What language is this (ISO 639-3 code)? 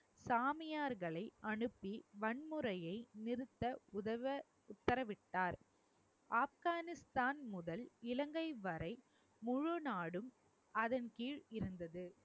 tam